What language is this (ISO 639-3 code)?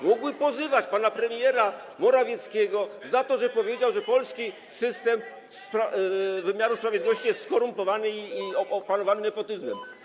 pol